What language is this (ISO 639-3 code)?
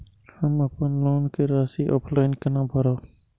mai